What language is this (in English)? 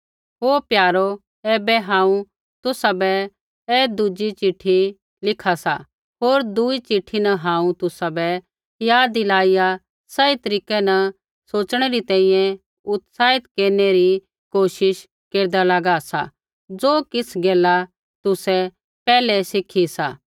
Kullu Pahari